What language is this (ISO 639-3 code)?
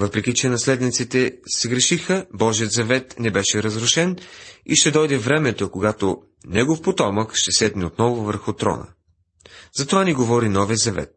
bul